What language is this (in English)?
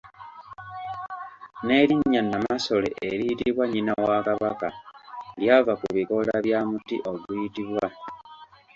Ganda